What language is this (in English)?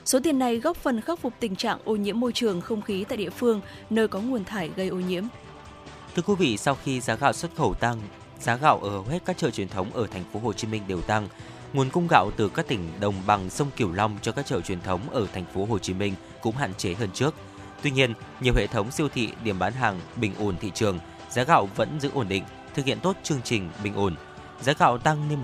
Vietnamese